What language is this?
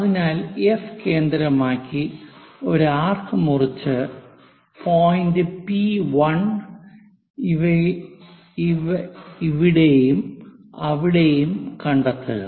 Malayalam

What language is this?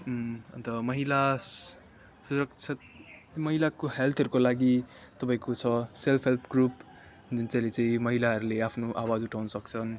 Nepali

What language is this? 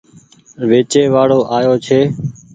Goaria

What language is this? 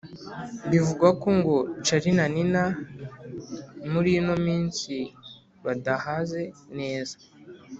Kinyarwanda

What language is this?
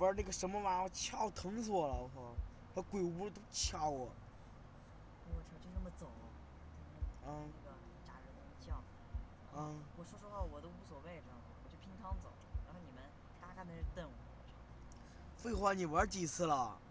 Chinese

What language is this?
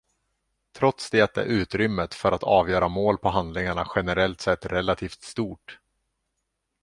Swedish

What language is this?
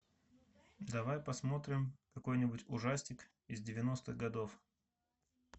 Russian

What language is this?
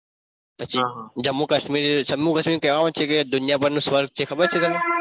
Gujarati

